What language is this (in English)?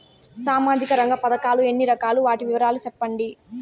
Telugu